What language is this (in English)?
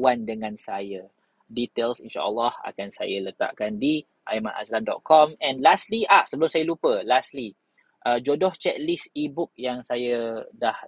Malay